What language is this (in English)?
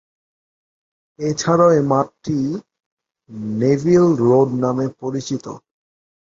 Bangla